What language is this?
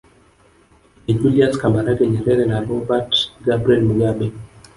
Swahili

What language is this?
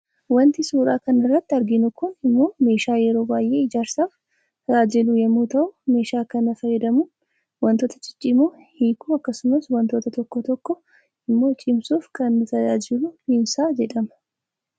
Oromo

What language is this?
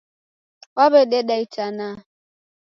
Taita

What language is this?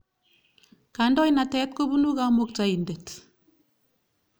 Kalenjin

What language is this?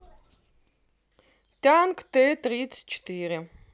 Russian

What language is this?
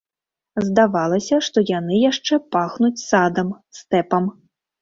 Belarusian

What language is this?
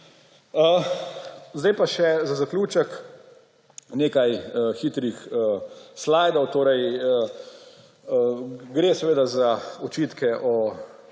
Slovenian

